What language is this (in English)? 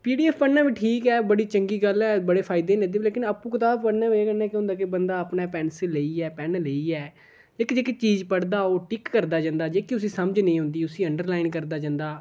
Dogri